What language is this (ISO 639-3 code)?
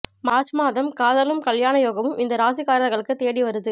tam